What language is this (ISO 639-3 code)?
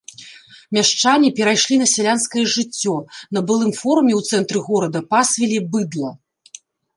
bel